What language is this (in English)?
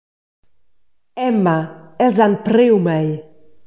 Romansh